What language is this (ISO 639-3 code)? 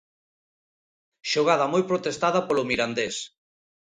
glg